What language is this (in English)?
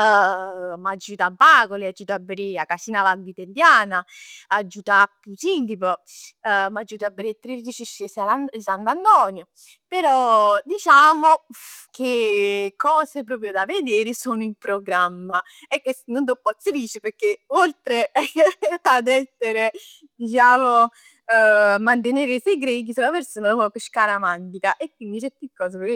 Neapolitan